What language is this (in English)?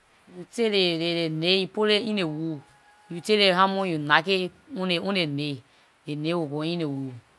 Liberian English